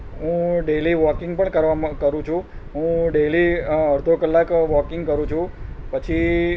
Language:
Gujarati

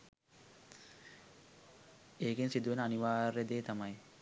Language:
Sinhala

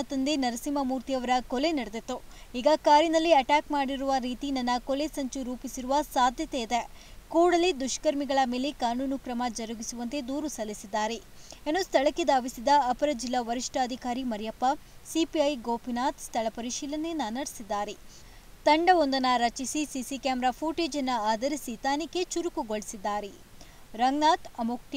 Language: Kannada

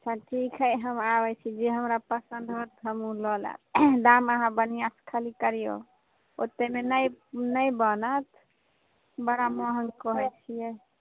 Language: Maithili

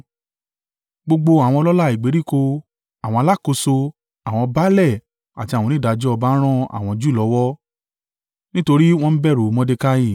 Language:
Yoruba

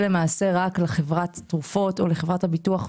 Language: Hebrew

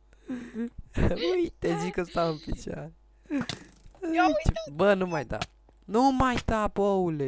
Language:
Romanian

